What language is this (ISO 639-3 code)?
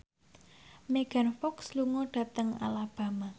jav